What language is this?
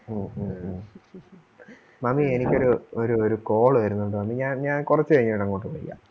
Malayalam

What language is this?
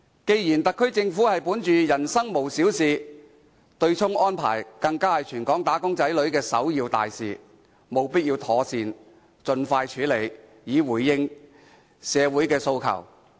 Cantonese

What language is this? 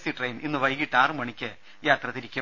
Malayalam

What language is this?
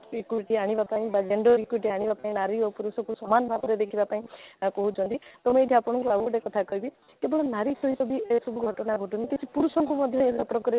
Odia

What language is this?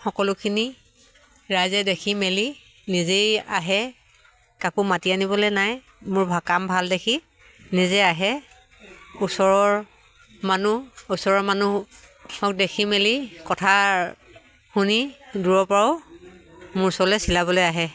Assamese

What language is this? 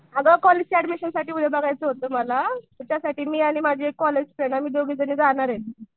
Marathi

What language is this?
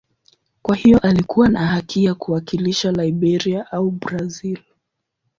Swahili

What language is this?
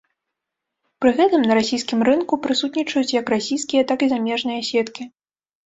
Belarusian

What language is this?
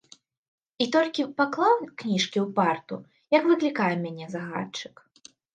Belarusian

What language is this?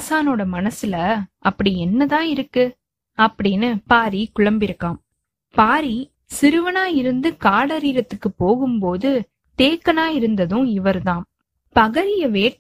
Tamil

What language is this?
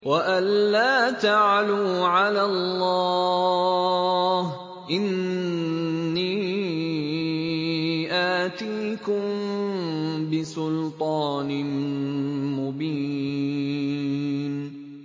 Arabic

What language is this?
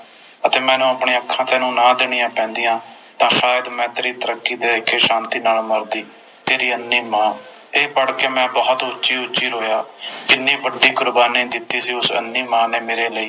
Punjabi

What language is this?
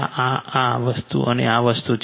Gujarati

